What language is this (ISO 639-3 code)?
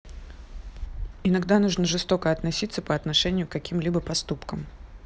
rus